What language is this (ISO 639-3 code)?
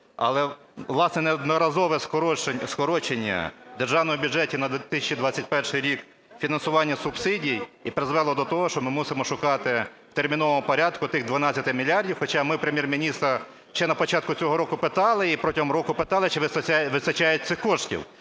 ukr